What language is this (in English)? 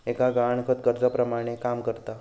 Marathi